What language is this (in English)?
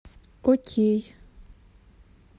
Russian